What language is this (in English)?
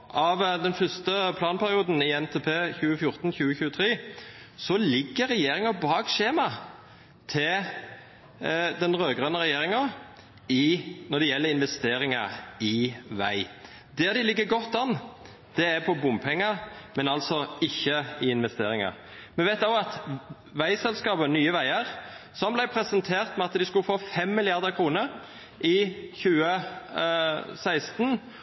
Norwegian Nynorsk